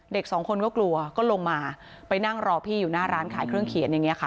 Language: Thai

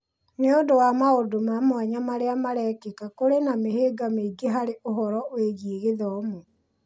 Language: Kikuyu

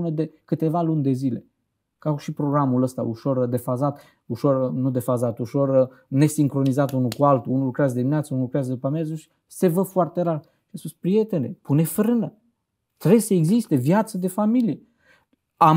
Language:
Romanian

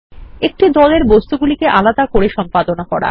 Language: Bangla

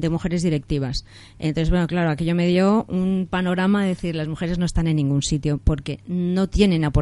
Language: Spanish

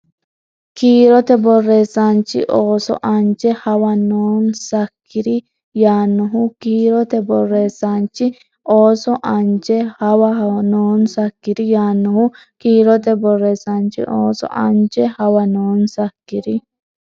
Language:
Sidamo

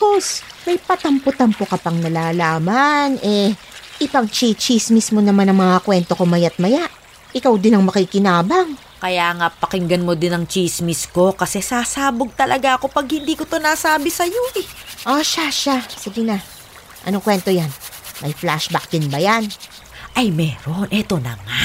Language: Filipino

